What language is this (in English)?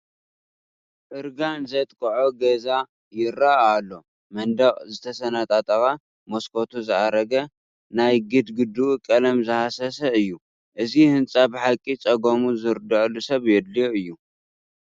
Tigrinya